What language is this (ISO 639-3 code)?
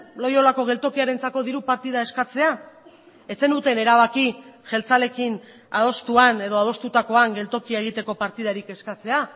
eus